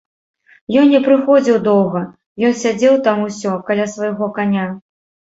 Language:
Belarusian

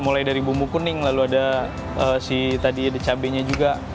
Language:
Indonesian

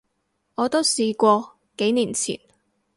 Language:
Cantonese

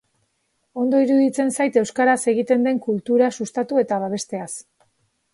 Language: Basque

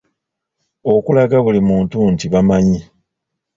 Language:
Ganda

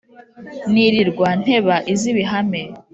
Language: Kinyarwanda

